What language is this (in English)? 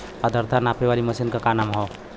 Bhojpuri